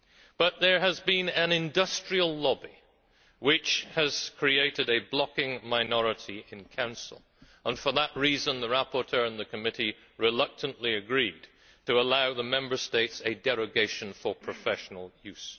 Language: English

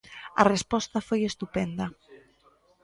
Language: Galician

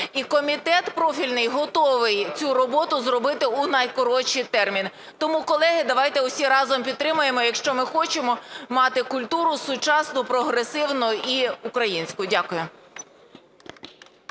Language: Ukrainian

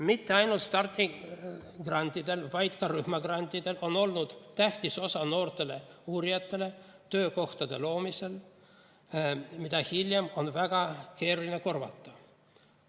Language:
Estonian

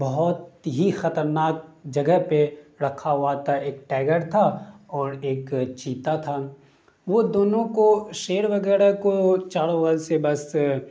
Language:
Urdu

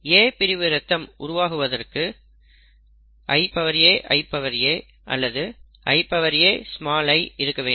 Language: Tamil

